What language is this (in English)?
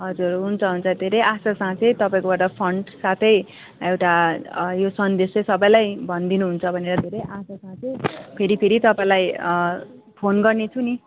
Nepali